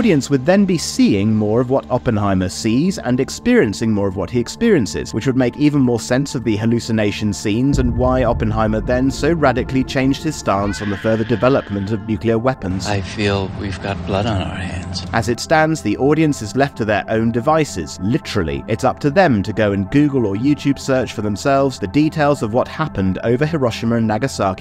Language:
English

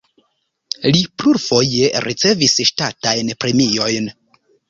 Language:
Esperanto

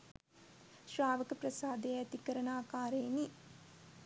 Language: Sinhala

